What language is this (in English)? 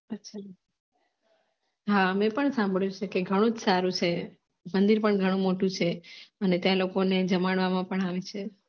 Gujarati